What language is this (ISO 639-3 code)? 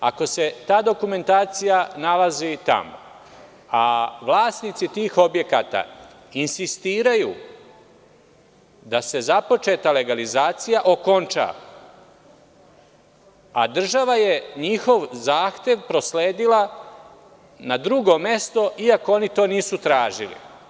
srp